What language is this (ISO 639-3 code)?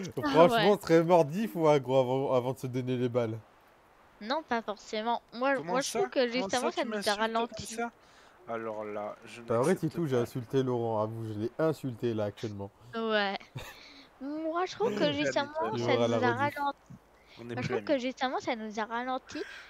fra